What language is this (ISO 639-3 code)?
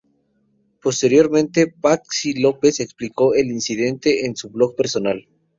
spa